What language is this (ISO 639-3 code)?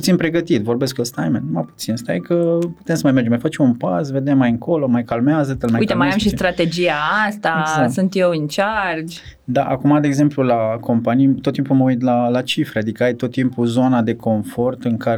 ron